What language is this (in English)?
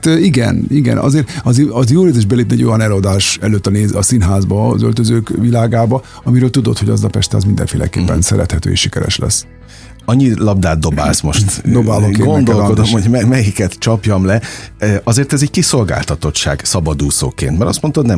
Hungarian